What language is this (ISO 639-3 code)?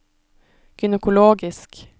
nor